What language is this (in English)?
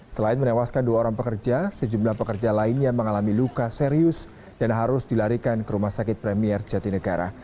Indonesian